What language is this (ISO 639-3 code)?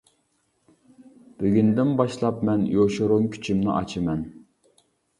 uig